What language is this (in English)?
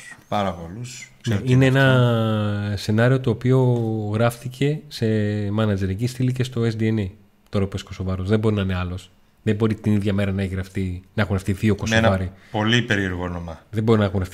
Greek